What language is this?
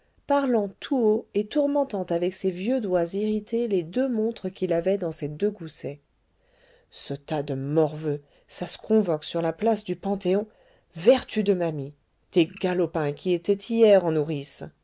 French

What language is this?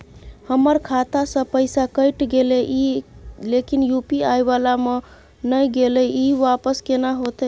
Maithili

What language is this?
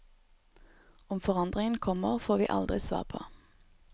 Norwegian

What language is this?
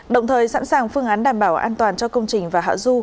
Vietnamese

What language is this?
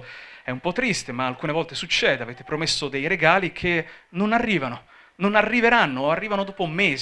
Italian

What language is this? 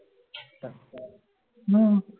Marathi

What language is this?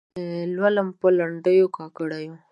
Pashto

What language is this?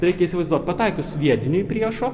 Lithuanian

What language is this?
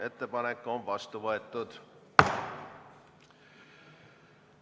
Estonian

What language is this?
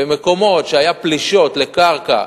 Hebrew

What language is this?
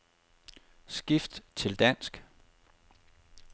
Danish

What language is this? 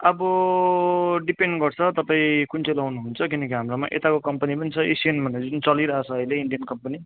Nepali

